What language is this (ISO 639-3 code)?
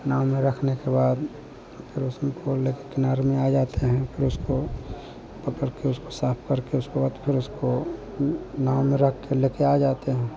hin